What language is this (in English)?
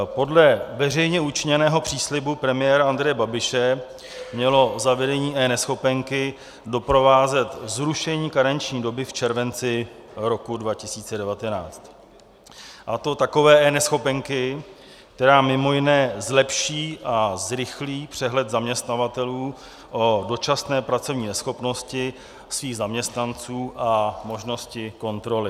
Czech